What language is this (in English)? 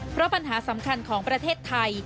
Thai